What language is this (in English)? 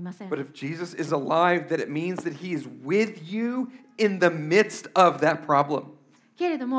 Japanese